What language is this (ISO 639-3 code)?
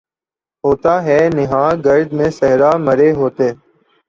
urd